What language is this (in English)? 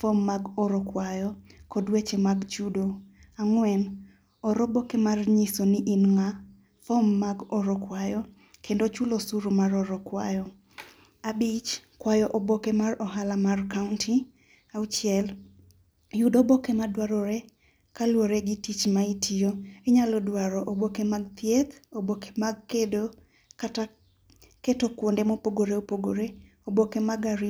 Luo (Kenya and Tanzania)